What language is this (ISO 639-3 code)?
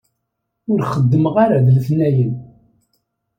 kab